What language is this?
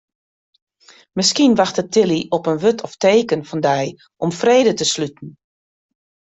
Western Frisian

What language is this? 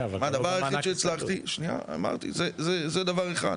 Hebrew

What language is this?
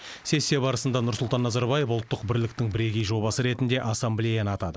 Kazakh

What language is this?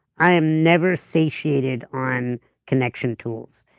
English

